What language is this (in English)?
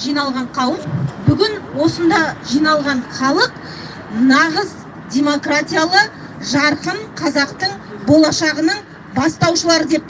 Turkish